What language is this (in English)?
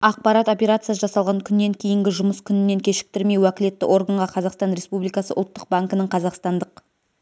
Kazakh